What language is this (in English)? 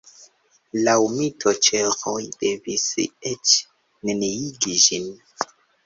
Esperanto